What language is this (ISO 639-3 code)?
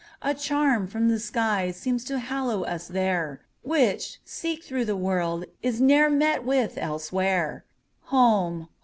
eng